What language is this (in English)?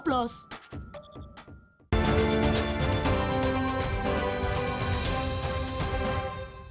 Indonesian